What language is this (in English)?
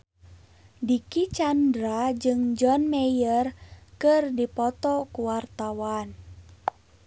Sundanese